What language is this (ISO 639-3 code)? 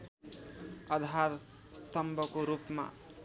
nep